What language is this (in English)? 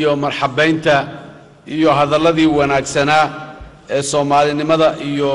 Arabic